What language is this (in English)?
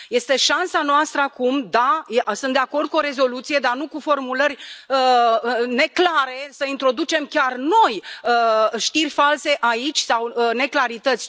Romanian